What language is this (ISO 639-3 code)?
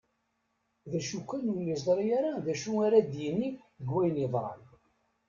kab